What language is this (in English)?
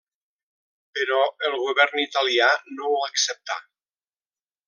Catalan